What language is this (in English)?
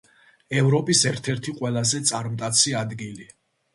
Georgian